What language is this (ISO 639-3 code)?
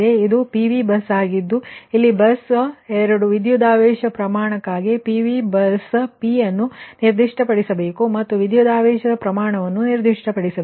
kan